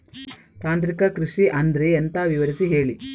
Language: Kannada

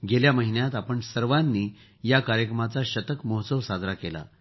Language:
Marathi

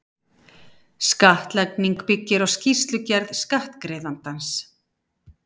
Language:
Icelandic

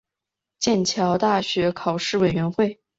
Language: Chinese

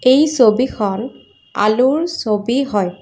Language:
Assamese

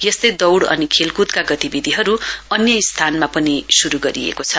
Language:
Nepali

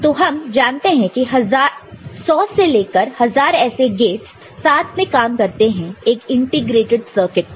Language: Hindi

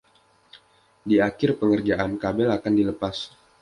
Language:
Indonesian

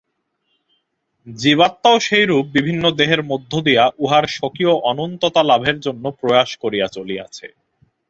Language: Bangla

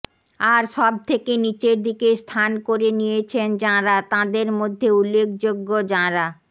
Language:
Bangla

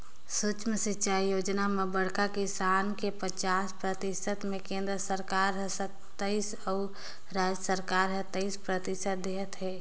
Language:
Chhattisgarhi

